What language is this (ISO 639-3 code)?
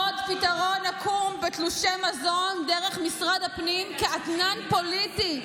heb